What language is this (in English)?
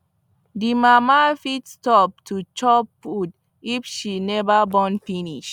Nigerian Pidgin